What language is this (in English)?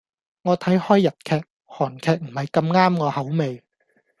Cantonese